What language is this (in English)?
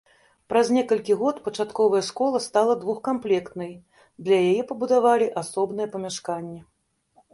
Belarusian